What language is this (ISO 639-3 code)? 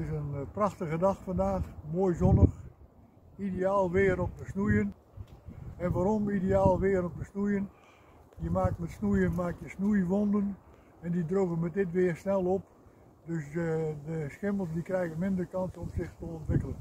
nld